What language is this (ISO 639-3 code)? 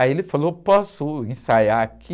por